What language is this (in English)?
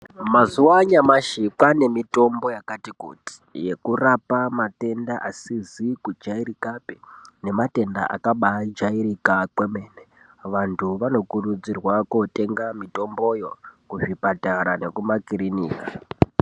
Ndau